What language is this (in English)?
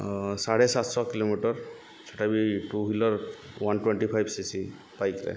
Odia